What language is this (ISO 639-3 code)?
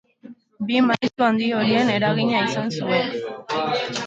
eus